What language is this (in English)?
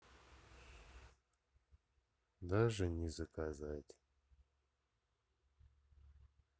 Russian